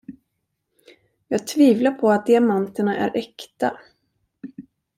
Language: Swedish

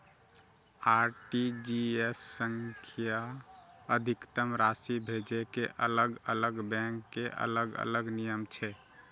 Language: Maithili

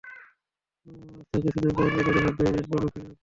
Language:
Bangla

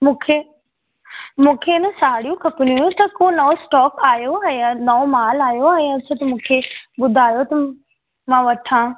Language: Sindhi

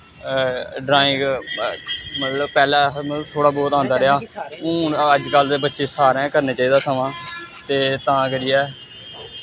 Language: Dogri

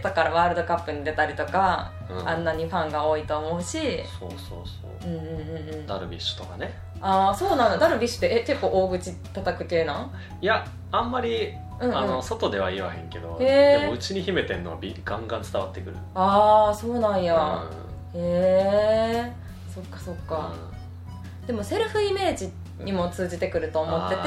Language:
Japanese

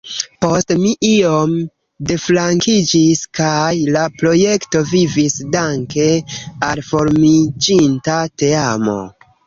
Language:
Esperanto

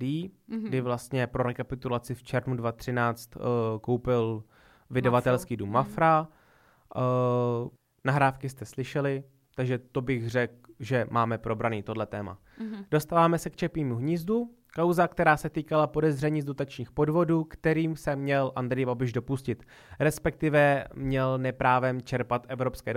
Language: Czech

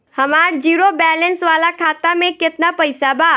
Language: Bhojpuri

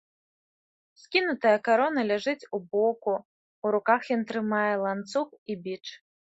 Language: Belarusian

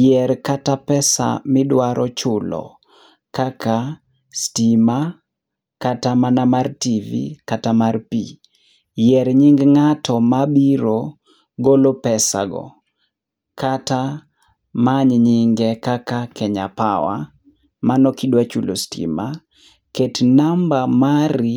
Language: Luo (Kenya and Tanzania)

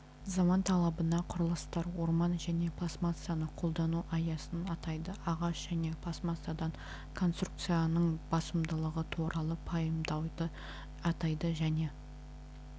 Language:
Kazakh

